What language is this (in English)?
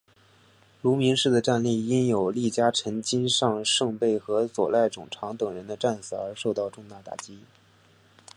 Chinese